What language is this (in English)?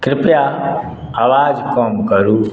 Maithili